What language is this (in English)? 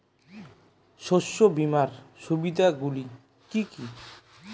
Bangla